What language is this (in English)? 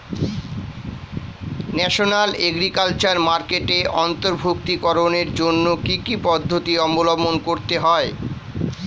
Bangla